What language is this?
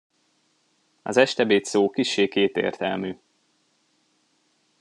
Hungarian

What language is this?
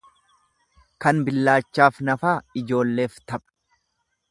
Oromo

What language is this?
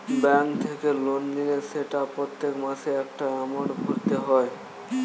Bangla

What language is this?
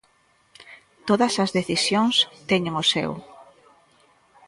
Galician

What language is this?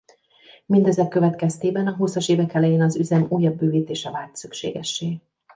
Hungarian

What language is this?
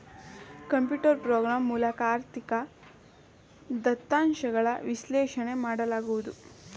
Kannada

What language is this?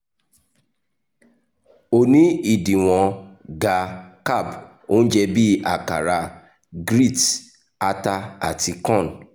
Yoruba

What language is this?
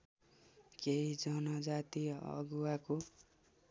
Nepali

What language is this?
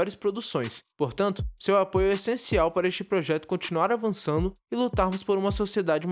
Portuguese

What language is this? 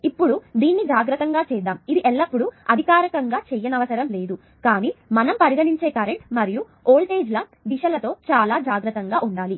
Telugu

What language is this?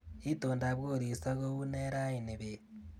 Kalenjin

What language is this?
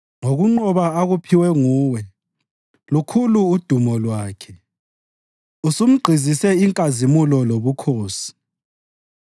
North Ndebele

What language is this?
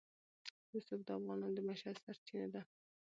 Pashto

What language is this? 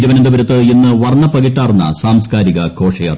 Malayalam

